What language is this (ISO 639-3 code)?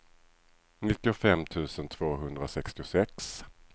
swe